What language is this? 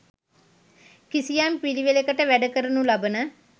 Sinhala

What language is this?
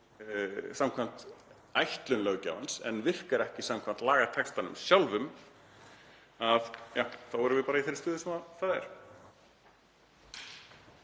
Icelandic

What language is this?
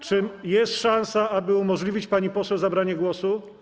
Polish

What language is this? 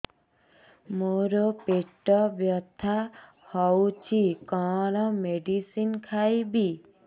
Odia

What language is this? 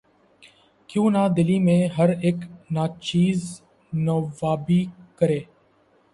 Urdu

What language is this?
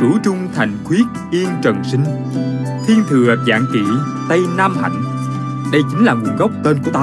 Vietnamese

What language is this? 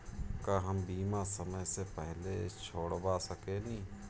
Bhojpuri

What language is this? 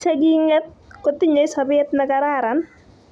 Kalenjin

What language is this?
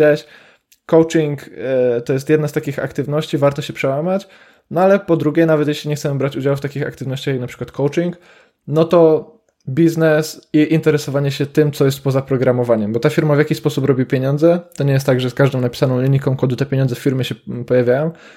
Polish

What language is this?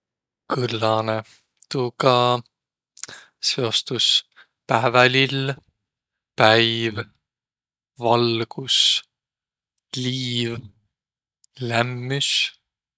Võro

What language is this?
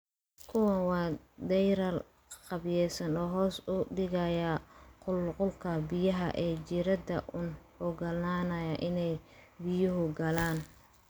Somali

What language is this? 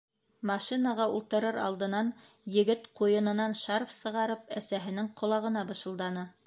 Bashkir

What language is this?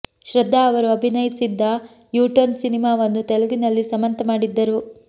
Kannada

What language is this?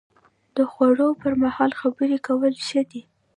Pashto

